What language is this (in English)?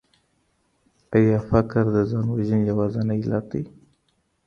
Pashto